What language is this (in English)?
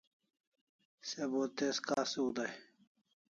Kalasha